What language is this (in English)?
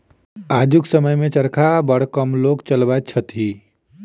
Maithili